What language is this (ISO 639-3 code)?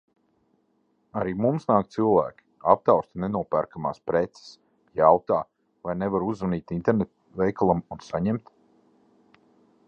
lav